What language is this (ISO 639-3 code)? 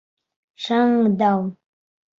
bak